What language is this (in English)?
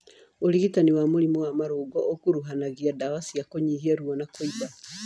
Kikuyu